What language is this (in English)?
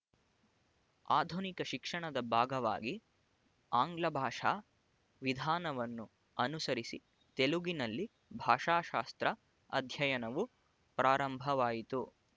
Kannada